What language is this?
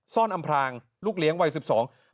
Thai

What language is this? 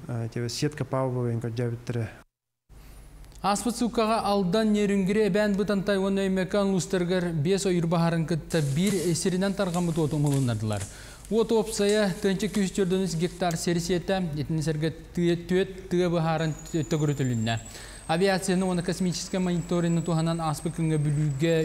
Turkish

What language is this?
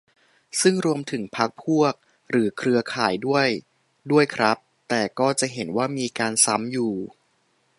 Thai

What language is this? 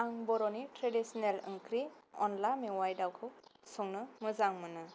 Bodo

